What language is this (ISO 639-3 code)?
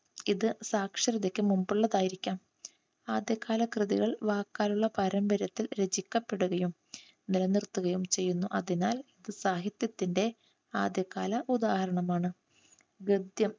mal